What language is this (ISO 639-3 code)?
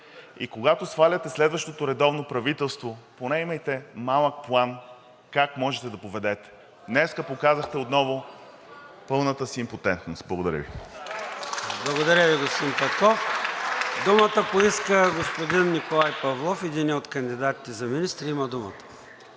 bul